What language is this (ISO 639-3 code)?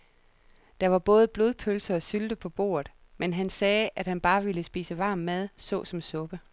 dan